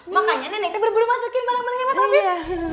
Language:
Indonesian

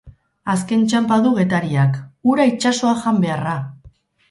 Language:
Basque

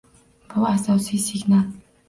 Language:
Uzbek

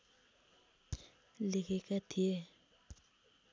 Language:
Nepali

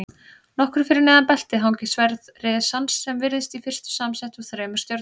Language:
Icelandic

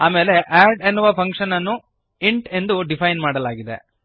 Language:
Kannada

